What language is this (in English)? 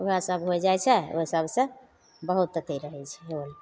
Maithili